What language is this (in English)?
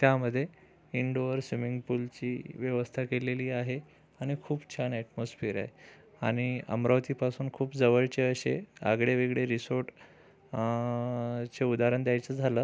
Marathi